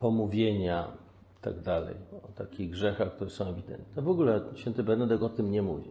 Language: Polish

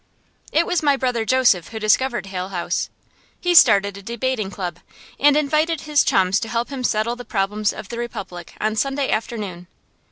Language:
English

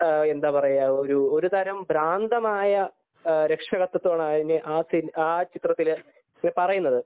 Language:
Malayalam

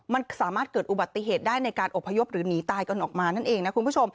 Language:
Thai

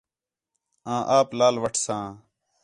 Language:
Khetrani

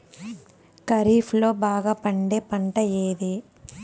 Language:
Telugu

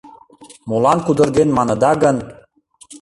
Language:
Mari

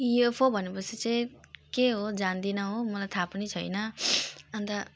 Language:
Nepali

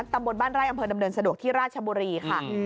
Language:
Thai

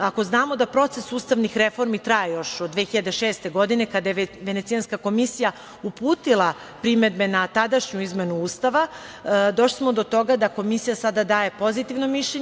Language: Serbian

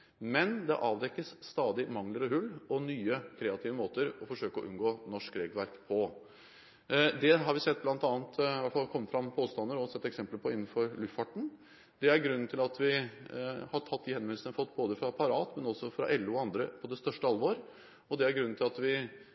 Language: Norwegian Bokmål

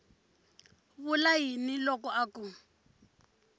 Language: Tsonga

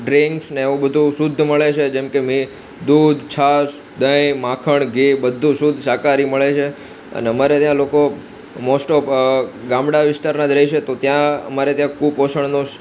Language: Gujarati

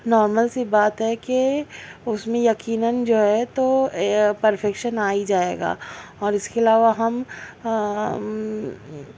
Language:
Urdu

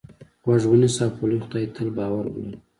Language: Pashto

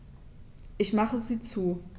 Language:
German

